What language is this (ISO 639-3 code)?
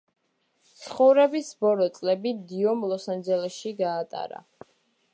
kat